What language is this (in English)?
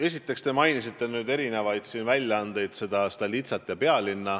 Estonian